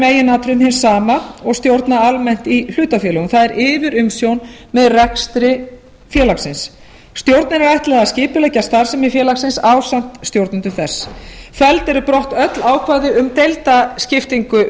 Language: Icelandic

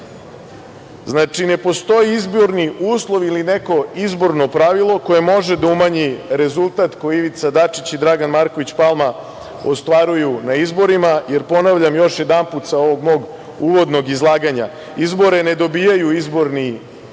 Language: Serbian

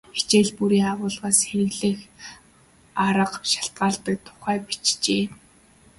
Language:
Mongolian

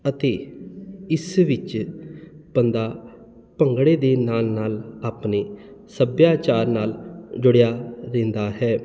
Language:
Punjabi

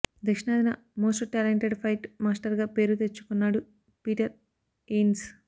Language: Telugu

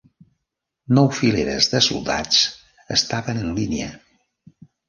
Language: Catalan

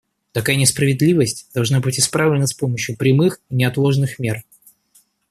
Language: Russian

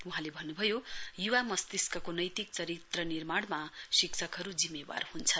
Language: Nepali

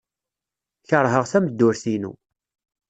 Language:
Kabyle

